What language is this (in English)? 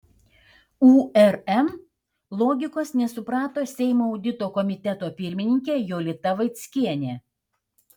Lithuanian